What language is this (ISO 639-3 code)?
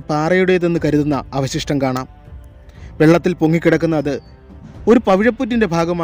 ita